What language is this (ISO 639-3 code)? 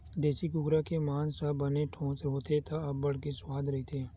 hne